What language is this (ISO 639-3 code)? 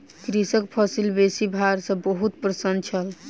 mai